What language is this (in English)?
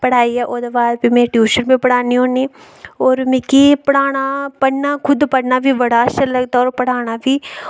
Dogri